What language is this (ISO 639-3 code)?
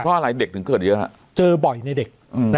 tha